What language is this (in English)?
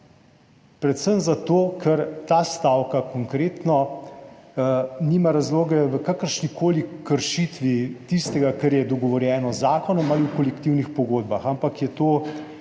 Slovenian